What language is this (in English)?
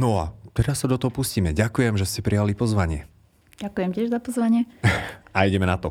Slovak